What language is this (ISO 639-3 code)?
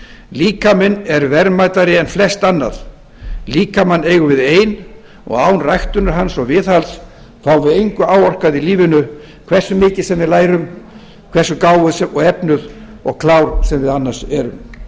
isl